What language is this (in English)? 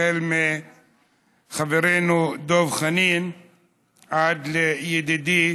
Hebrew